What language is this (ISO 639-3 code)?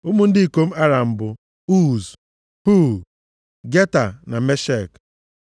ibo